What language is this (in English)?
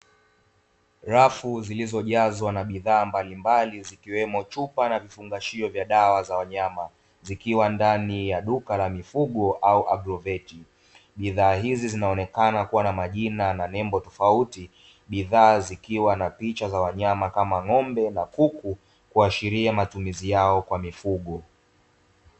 Swahili